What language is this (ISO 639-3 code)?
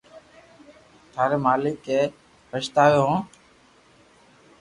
lrk